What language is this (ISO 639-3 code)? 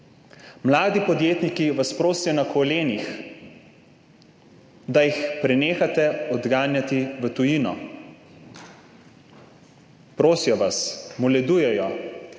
slv